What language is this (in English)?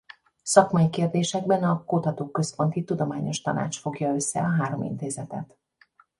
Hungarian